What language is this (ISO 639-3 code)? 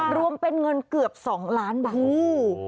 tha